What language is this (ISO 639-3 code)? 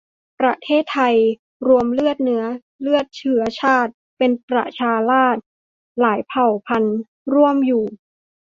tha